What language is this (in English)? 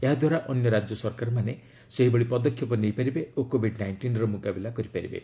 Odia